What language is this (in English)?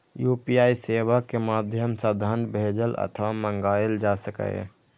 Maithili